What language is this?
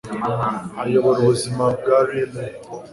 Kinyarwanda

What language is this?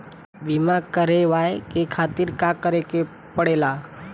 Bhojpuri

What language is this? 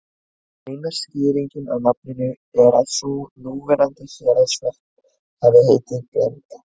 Icelandic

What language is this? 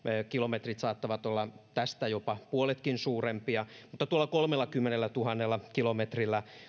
Finnish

